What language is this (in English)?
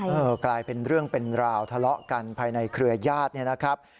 Thai